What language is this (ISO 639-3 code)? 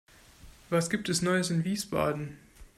deu